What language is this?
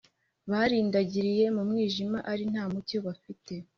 Kinyarwanda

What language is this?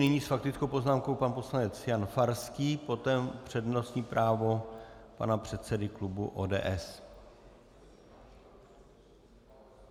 Czech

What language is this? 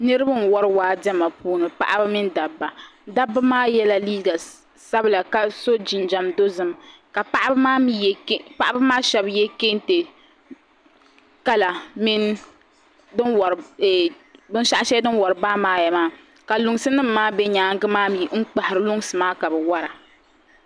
Dagbani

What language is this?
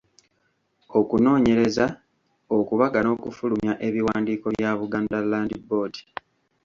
Ganda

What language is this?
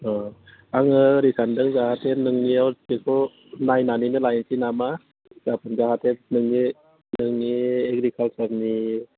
Bodo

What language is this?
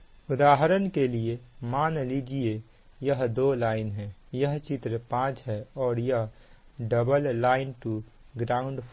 Hindi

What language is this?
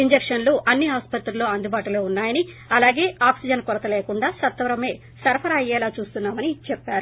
Telugu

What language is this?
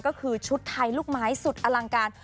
Thai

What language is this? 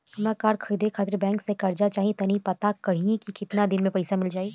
Bhojpuri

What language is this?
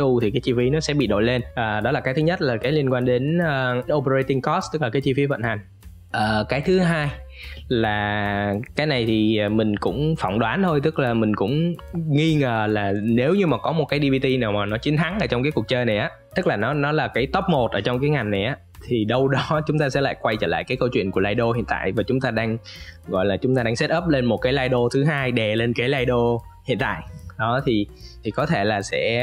Vietnamese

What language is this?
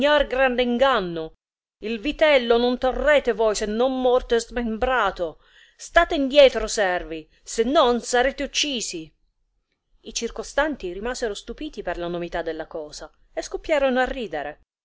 Italian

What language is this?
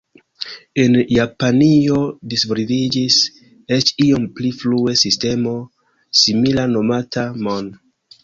Esperanto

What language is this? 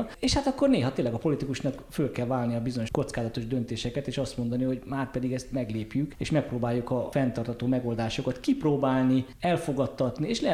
Hungarian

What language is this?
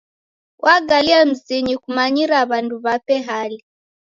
Taita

